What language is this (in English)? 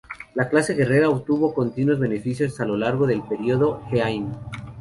Spanish